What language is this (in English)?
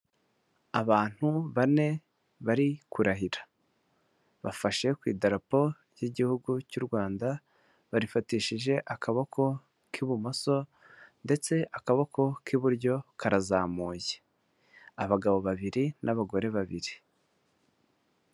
Kinyarwanda